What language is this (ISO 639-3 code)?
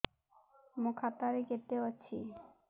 ori